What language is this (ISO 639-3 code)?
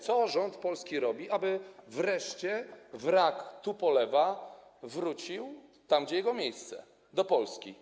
pol